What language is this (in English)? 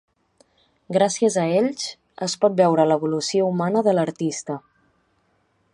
Catalan